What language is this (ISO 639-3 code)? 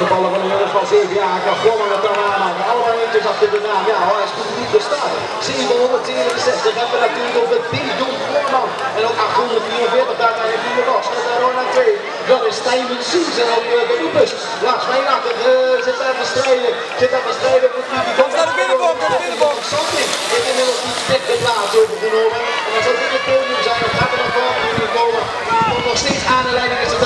nld